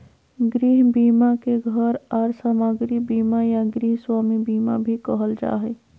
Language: Magahi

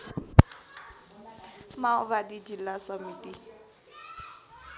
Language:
Nepali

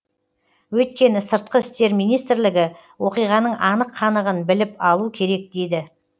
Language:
Kazakh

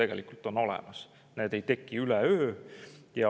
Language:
Estonian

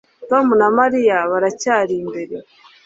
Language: Kinyarwanda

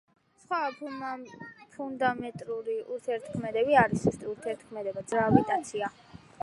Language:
Georgian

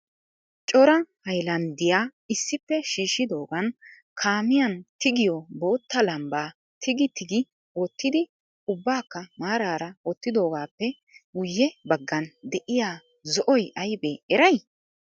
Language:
Wolaytta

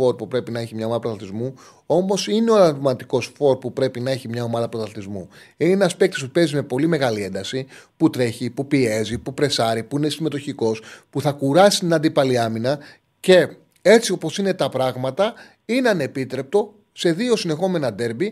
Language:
Greek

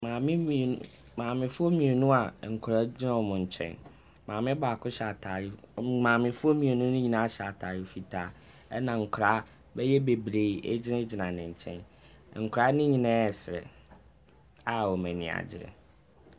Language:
Akan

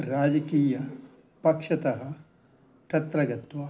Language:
Sanskrit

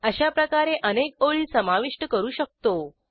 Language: Marathi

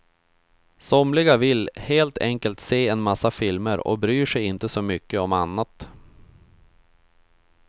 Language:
Swedish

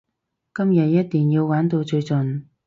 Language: Cantonese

